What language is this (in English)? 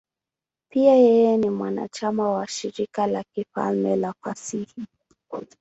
Swahili